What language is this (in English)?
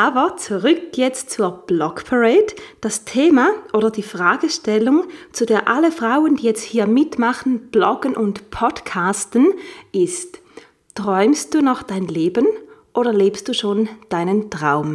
German